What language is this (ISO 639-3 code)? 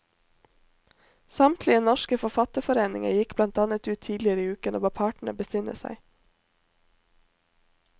nor